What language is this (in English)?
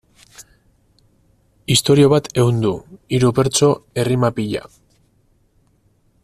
Basque